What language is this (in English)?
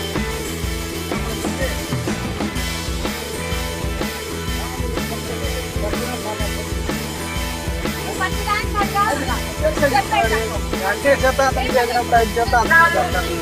Telugu